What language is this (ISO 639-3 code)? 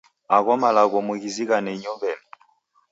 dav